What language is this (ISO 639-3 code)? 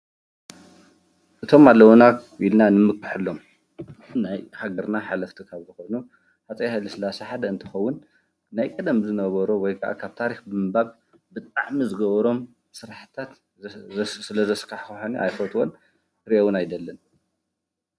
tir